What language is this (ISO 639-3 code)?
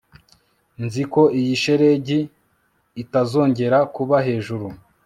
kin